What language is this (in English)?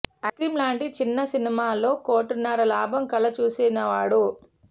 Telugu